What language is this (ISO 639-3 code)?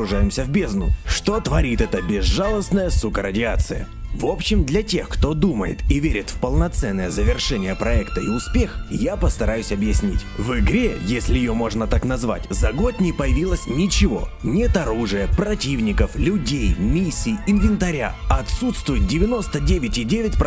rus